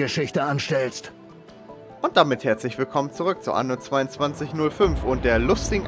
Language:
German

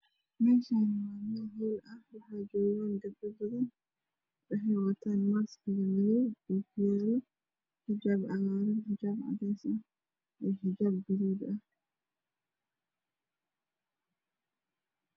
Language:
Somali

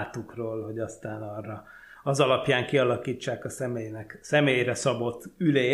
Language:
Hungarian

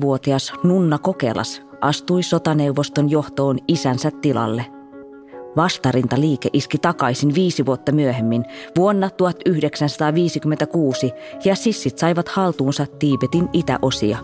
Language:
Finnish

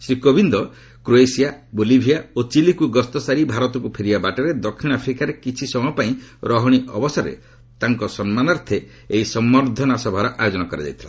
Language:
Odia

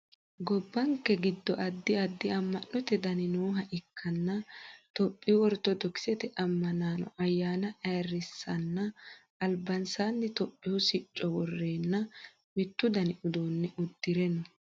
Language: Sidamo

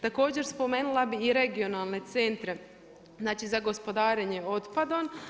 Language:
Croatian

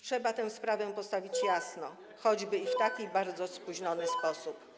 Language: Polish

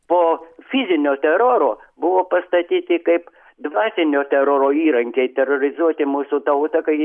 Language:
Lithuanian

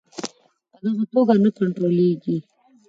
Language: Pashto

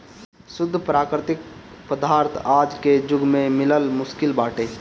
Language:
Bhojpuri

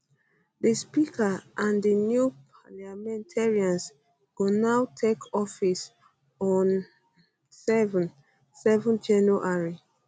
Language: Nigerian Pidgin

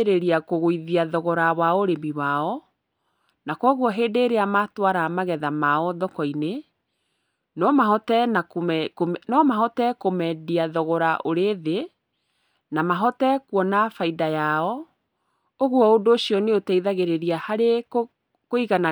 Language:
Kikuyu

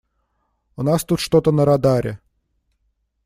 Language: Russian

